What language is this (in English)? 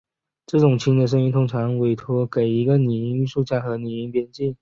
Chinese